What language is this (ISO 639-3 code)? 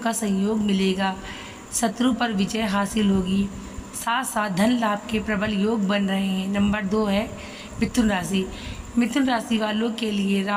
hin